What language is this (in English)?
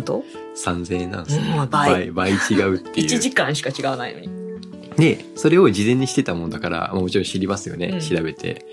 Japanese